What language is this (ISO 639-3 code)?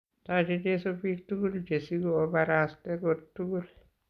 kln